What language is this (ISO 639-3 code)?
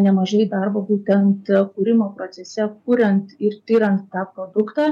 lit